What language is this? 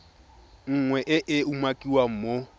Tswana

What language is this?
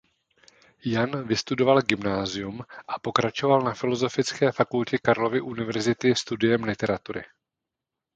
Czech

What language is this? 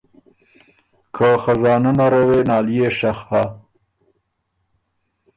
Ormuri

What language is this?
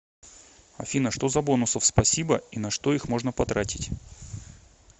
Russian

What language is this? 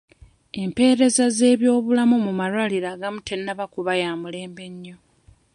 Ganda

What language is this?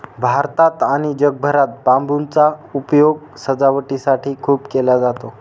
Marathi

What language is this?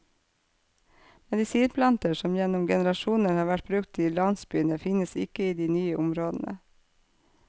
Norwegian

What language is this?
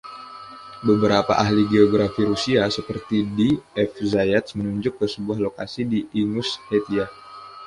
Indonesian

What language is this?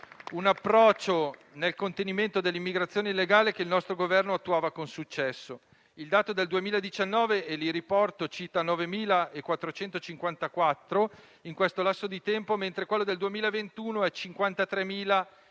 Italian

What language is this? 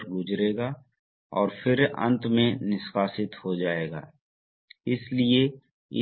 Hindi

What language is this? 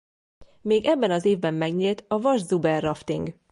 Hungarian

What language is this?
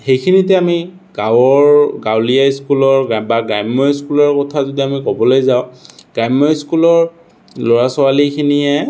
Assamese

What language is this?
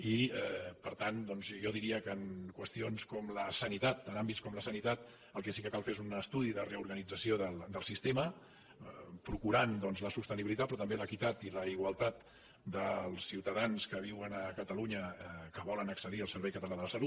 Catalan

